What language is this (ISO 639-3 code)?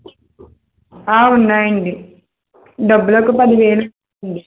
tel